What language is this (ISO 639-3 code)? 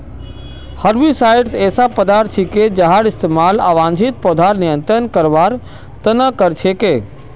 mag